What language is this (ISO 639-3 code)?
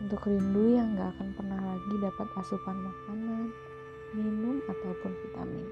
ind